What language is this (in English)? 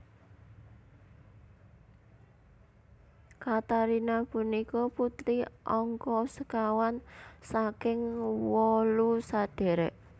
Javanese